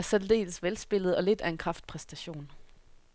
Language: Danish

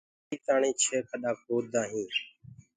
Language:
Gurgula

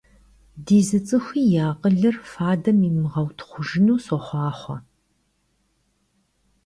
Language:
Kabardian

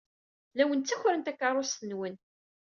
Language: Kabyle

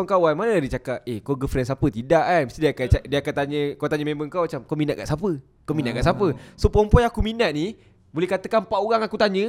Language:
Malay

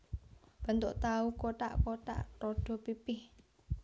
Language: Javanese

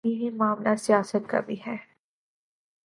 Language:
Urdu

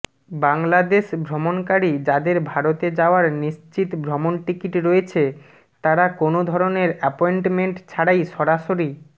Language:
Bangla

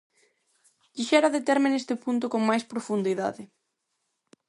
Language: Galician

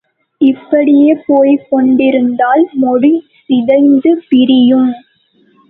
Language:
Tamil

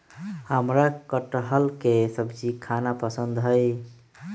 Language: Magahi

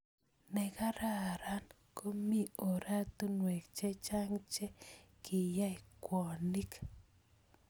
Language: Kalenjin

